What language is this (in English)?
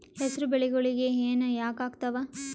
Kannada